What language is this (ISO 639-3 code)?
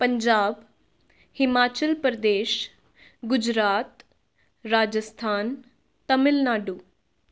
pan